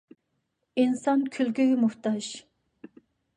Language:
Uyghur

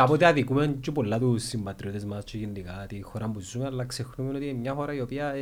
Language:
Greek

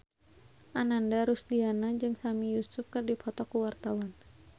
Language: Sundanese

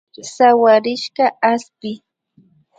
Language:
Imbabura Highland Quichua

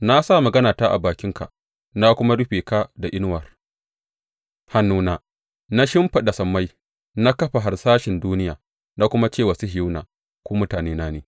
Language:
Hausa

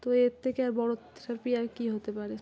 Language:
Bangla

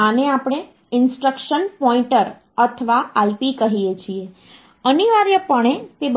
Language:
Gujarati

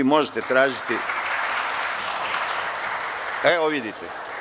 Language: Serbian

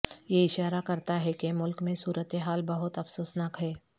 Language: Urdu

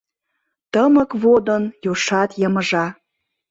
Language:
Mari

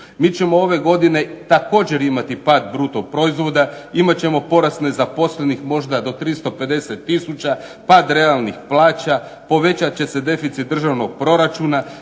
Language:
Croatian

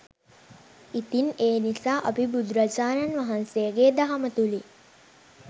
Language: Sinhala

